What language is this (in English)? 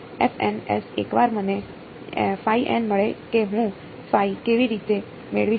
Gujarati